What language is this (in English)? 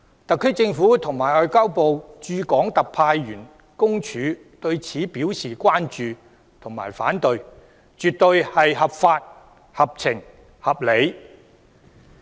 Cantonese